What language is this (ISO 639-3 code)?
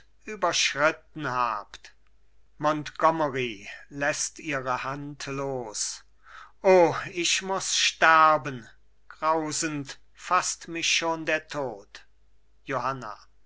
deu